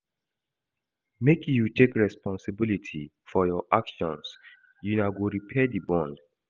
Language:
Nigerian Pidgin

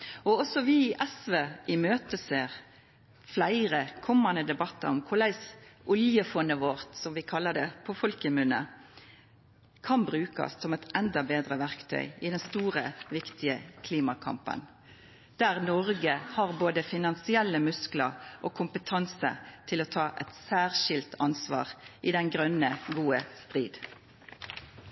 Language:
Norwegian Nynorsk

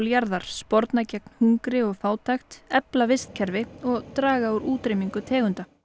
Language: Icelandic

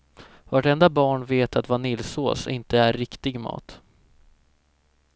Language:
Swedish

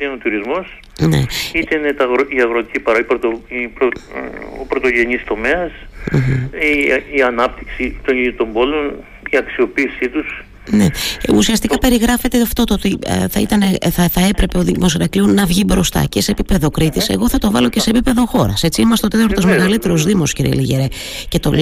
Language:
Greek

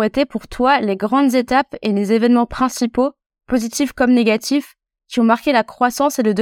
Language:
French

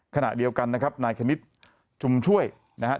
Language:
Thai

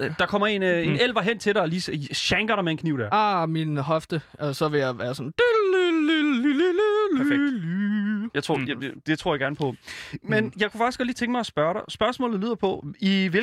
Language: Danish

